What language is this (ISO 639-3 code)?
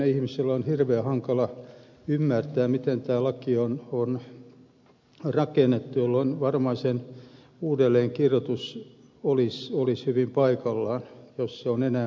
fin